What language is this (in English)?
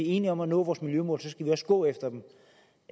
Danish